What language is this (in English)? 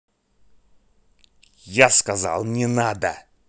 Russian